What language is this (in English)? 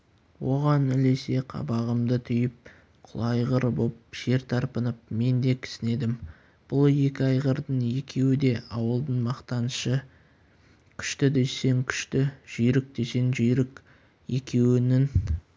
Kazakh